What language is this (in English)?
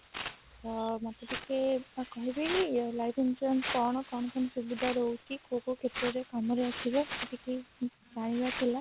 Odia